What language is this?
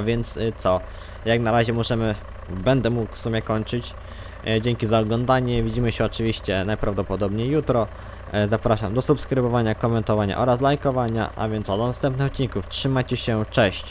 Polish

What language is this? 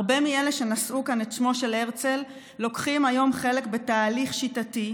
Hebrew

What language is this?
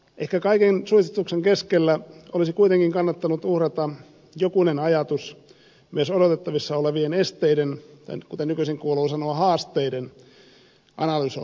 Finnish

